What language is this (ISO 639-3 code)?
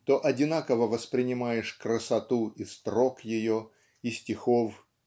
rus